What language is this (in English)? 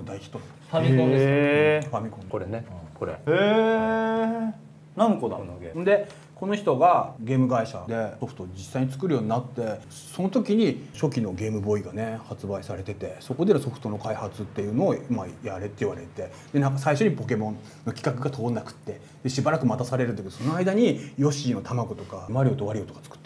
Japanese